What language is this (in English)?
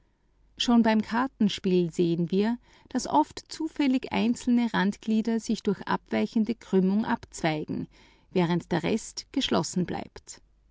German